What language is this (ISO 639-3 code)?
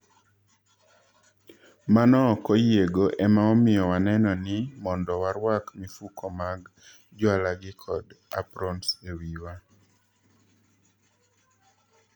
luo